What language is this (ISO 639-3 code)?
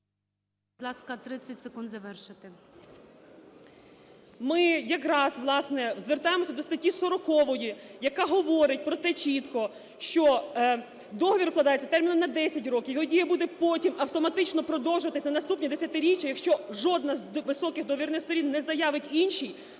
ukr